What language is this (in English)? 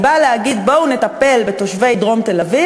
Hebrew